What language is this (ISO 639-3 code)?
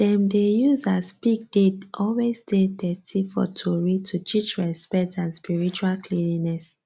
pcm